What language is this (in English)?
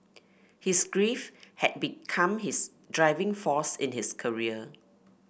English